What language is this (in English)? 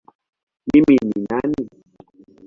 Swahili